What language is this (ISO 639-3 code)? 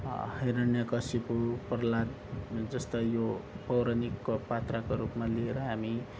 nep